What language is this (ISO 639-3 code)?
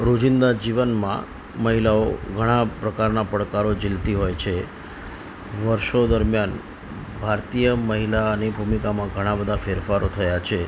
guj